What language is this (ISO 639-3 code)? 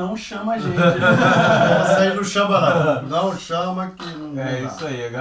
por